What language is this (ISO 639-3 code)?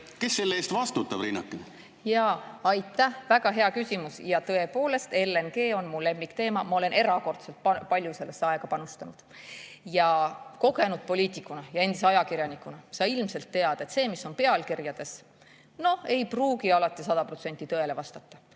est